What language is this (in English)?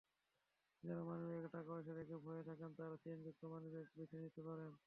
Bangla